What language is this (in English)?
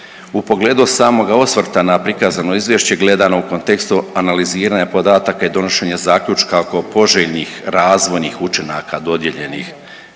Croatian